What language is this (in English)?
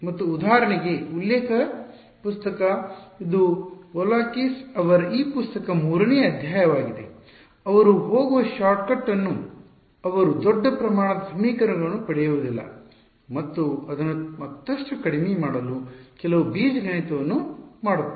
Kannada